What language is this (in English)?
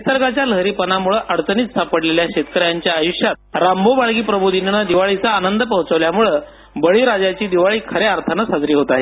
Marathi